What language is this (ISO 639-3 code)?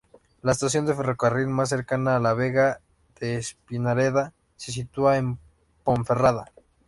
spa